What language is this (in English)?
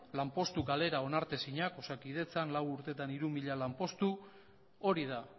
Basque